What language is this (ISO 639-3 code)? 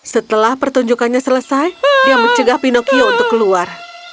ind